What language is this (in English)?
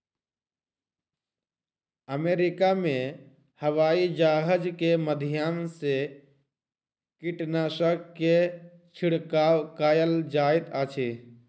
Maithili